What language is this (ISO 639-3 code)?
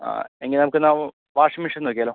mal